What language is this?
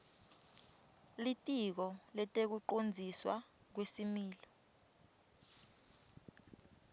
Swati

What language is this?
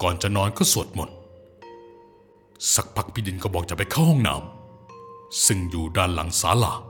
Thai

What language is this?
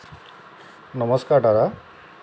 Assamese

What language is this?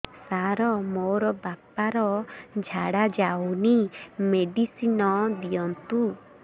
Odia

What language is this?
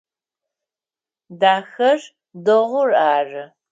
Adyghe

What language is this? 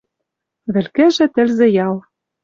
Western Mari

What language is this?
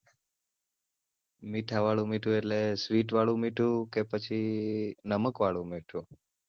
Gujarati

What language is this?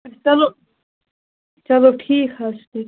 Kashmiri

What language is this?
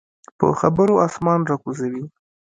Pashto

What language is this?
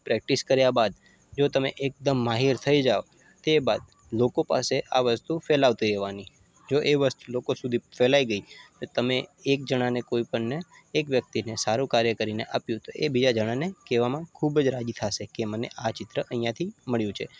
Gujarati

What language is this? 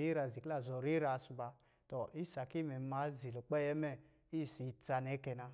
Lijili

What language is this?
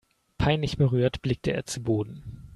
German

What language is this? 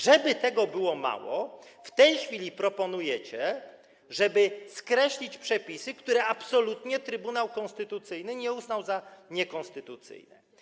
Polish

